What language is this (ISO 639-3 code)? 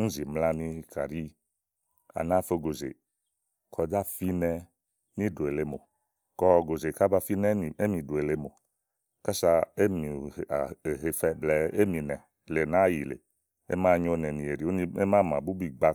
ahl